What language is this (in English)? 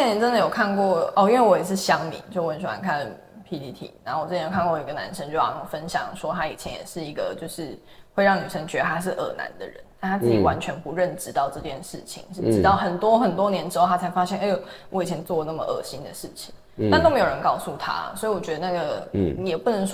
Chinese